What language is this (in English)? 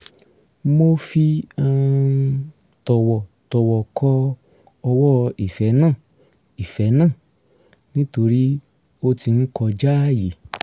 Yoruba